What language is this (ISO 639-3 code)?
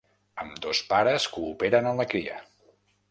cat